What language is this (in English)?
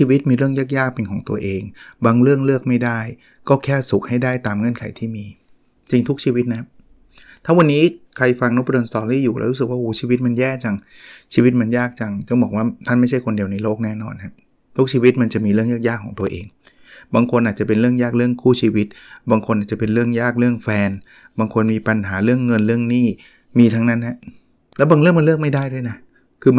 Thai